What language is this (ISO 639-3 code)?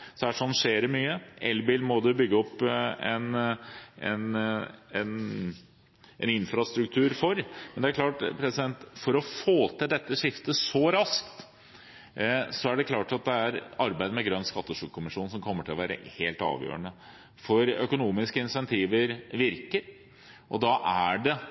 nob